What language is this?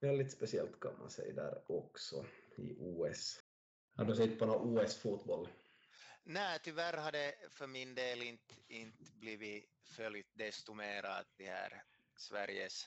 Swedish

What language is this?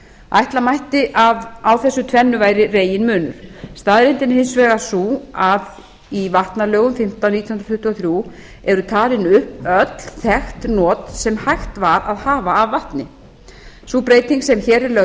Icelandic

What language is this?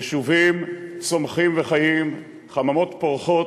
Hebrew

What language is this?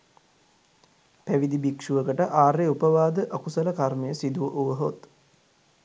Sinhala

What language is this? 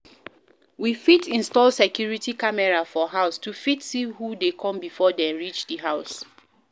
Nigerian Pidgin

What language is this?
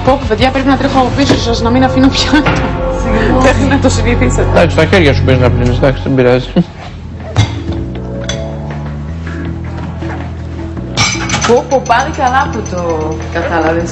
Greek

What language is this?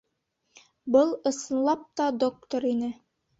Bashkir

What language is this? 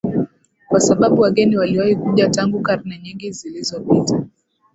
Swahili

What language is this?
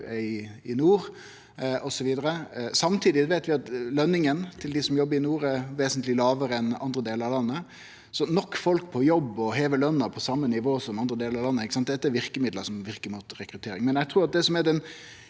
Norwegian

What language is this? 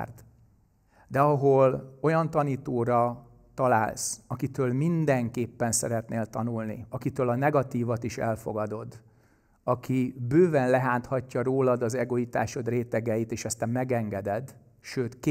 Hungarian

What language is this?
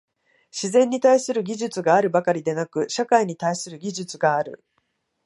Japanese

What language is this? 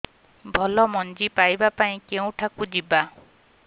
Odia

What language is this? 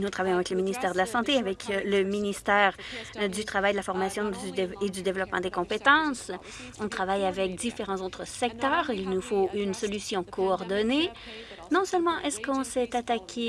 French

